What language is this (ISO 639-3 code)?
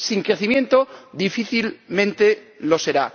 spa